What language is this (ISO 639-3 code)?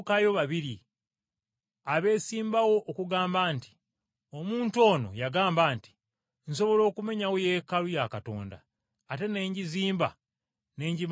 lug